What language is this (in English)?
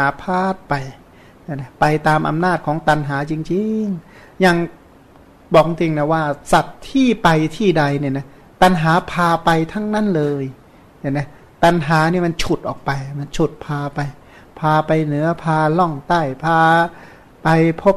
Thai